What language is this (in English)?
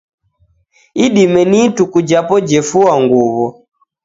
Taita